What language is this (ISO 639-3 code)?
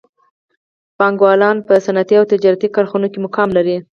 pus